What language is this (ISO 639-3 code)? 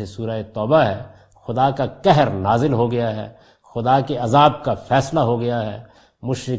urd